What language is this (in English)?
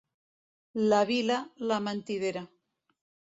Catalan